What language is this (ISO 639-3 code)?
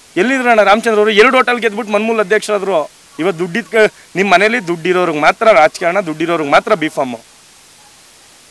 hin